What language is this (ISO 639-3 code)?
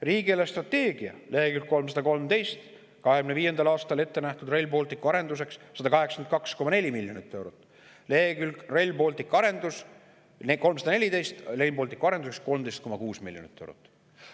est